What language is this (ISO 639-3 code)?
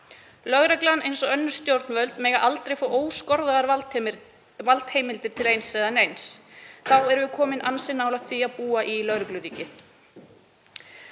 isl